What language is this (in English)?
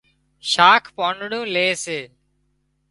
Wadiyara Koli